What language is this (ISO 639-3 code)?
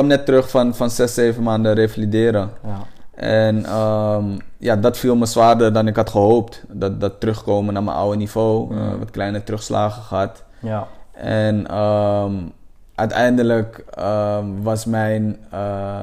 nld